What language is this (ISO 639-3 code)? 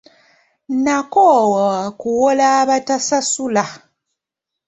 lug